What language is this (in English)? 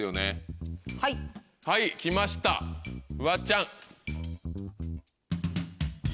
Japanese